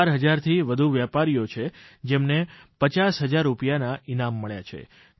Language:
Gujarati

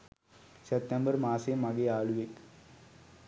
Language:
Sinhala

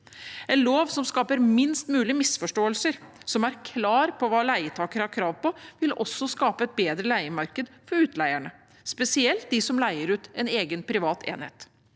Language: Norwegian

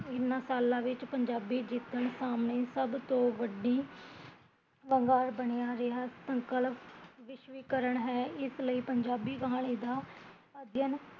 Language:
Punjabi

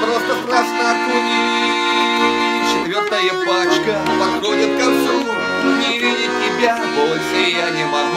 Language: Russian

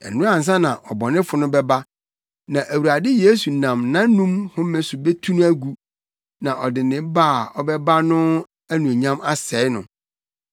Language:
Akan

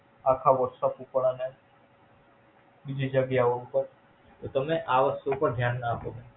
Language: Gujarati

